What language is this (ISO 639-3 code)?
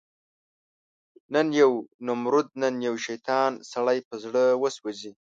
pus